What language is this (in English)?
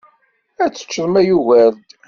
Kabyle